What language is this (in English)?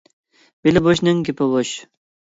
Uyghur